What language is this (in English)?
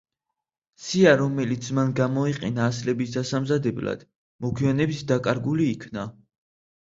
Georgian